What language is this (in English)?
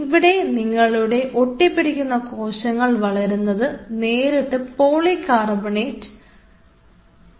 Malayalam